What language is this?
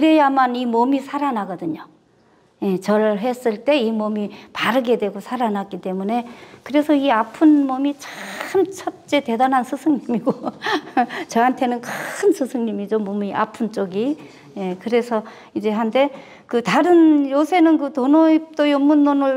Korean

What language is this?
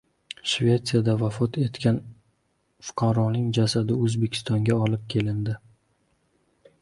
Uzbek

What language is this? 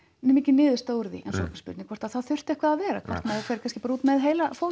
Icelandic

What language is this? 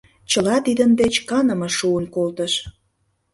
Mari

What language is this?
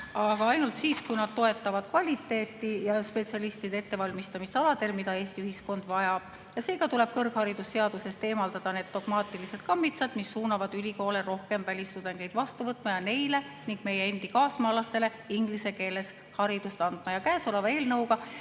Estonian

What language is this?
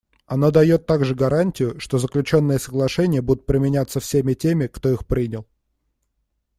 Russian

